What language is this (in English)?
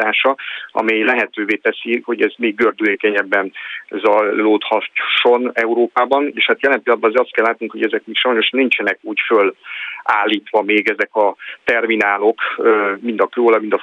Hungarian